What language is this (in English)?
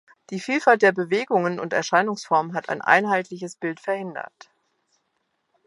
German